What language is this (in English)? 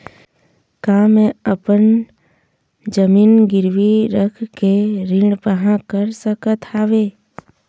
Chhattisgarhi